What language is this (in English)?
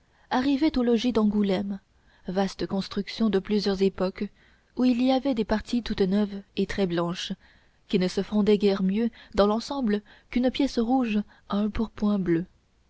French